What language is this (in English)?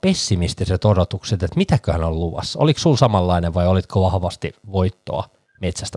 Finnish